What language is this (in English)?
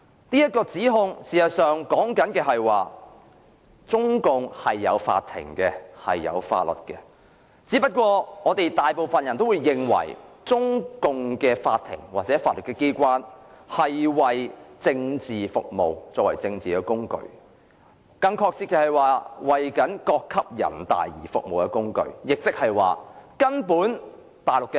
Cantonese